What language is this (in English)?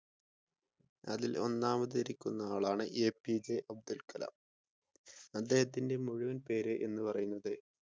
Malayalam